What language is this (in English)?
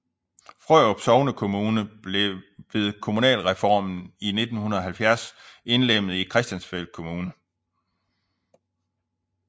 Danish